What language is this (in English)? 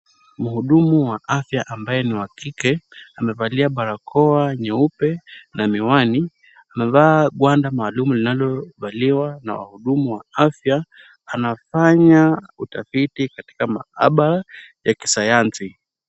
Swahili